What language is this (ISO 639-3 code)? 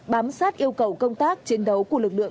vie